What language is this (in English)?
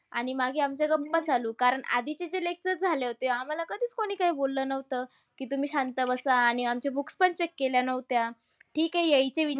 Marathi